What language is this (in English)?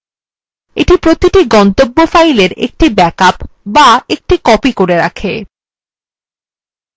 Bangla